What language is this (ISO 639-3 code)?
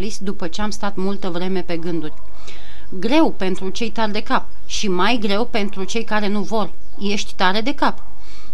ron